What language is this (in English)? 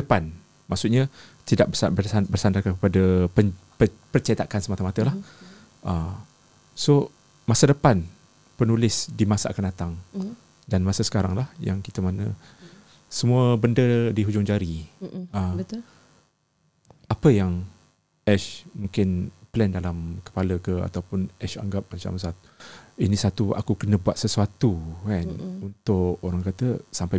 Malay